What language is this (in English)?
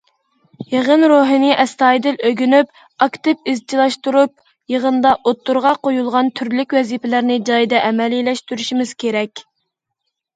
Uyghur